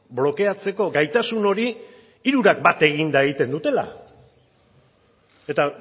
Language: Basque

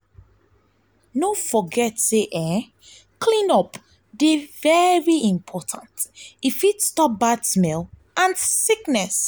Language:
Nigerian Pidgin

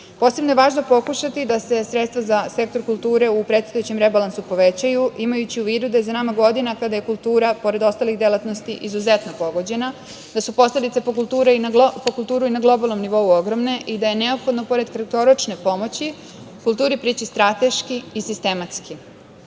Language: Serbian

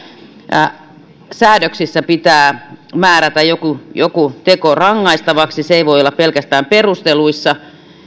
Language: Finnish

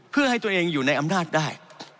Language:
Thai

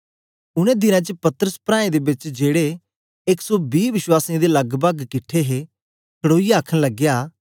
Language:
Dogri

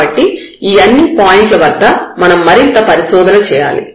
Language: Telugu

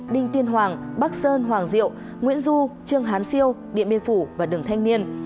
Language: Vietnamese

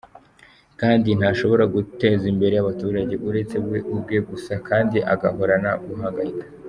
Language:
Kinyarwanda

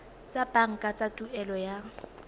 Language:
Tswana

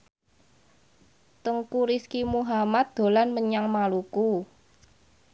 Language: Javanese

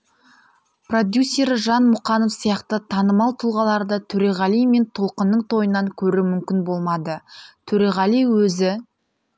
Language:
Kazakh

